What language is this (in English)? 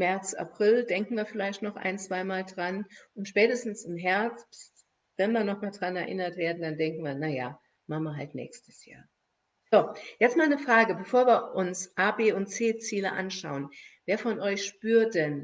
German